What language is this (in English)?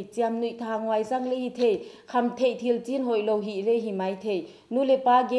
Indonesian